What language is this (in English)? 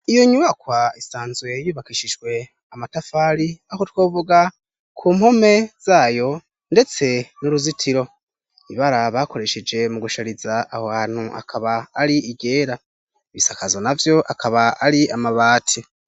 Rundi